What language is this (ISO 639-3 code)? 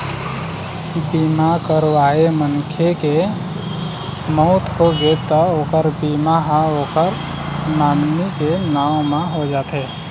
hne